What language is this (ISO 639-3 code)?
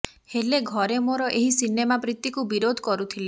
ori